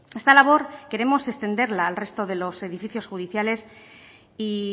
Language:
Spanish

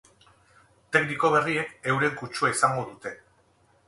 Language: Basque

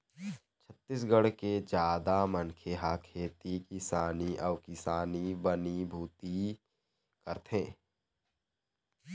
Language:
Chhattisgarhi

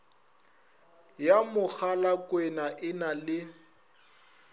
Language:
Northern Sotho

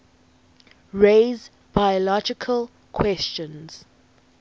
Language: English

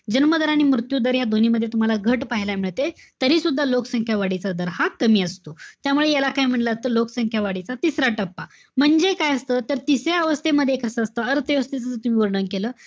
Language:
Marathi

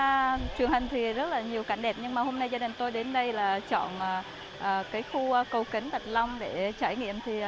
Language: Vietnamese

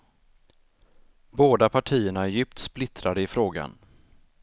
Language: Swedish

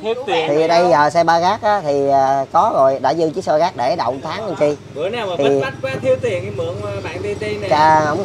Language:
Vietnamese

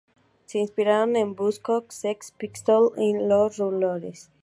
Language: Spanish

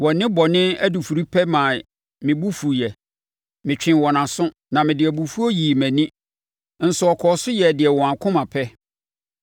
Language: Akan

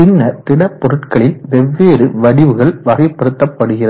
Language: Tamil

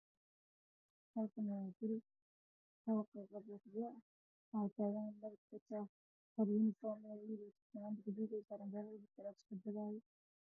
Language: Somali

